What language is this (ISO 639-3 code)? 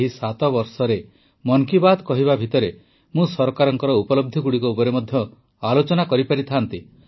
ori